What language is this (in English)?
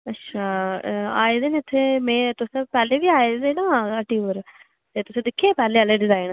Dogri